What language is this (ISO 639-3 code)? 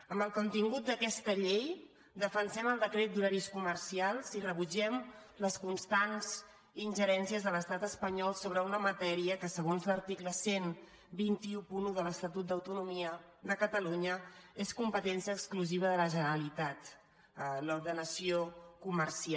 cat